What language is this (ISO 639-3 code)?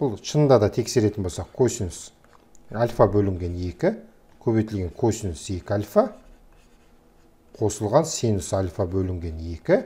tur